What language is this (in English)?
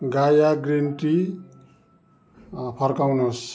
Nepali